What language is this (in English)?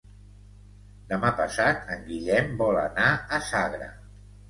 Catalan